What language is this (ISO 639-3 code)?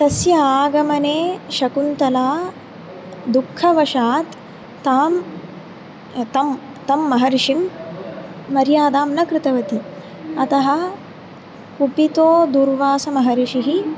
san